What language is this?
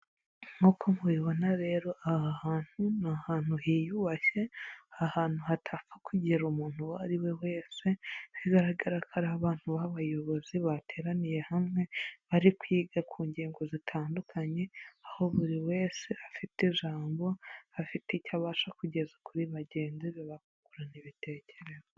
Kinyarwanda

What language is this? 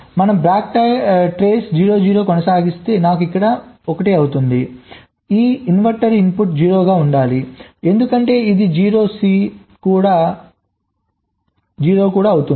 Telugu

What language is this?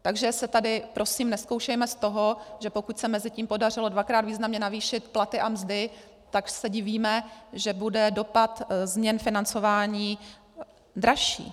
Czech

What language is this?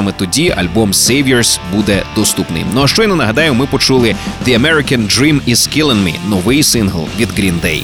Ukrainian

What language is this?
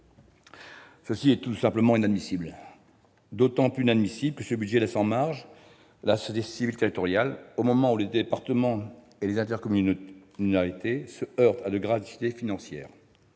French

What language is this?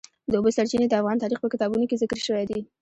Pashto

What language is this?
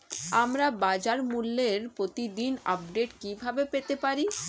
Bangla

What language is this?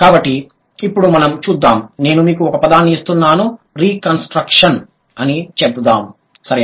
Telugu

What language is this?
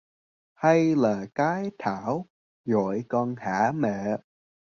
Vietnamese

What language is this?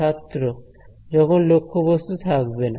Bangla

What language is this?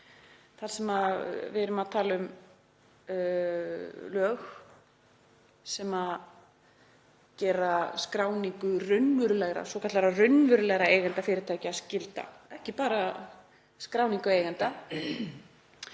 Icelandic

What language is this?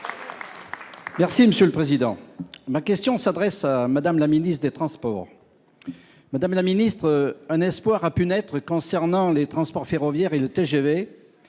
French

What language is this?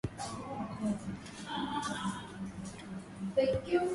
Swahili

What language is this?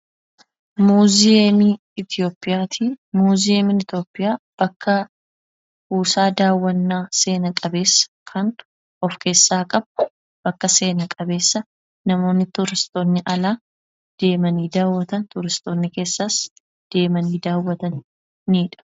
Oromo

